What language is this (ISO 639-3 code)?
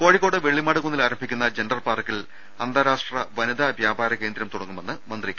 mal